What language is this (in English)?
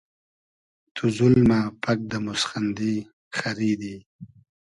Hazaragi